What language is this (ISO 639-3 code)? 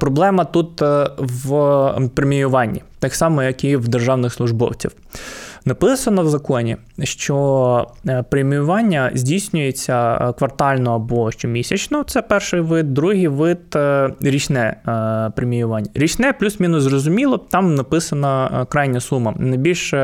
ukr